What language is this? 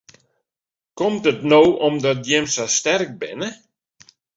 Western Frisian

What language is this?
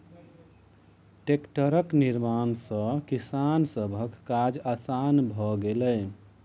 Maithili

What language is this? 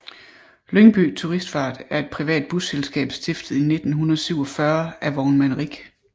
Danish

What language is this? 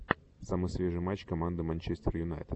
Russian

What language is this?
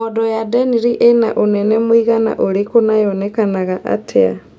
Kikuyu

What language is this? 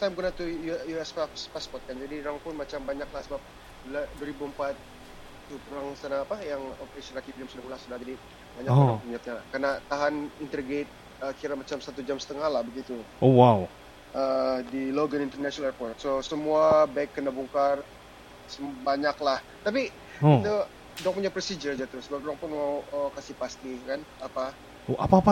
Malay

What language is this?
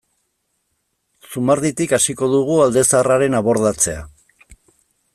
Basque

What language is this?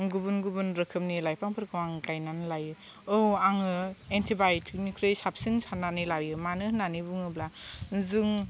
Bodo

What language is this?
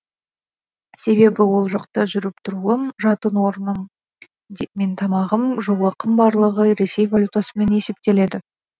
Kazakh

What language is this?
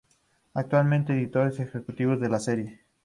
Spanish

